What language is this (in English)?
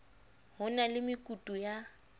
Southern Sotho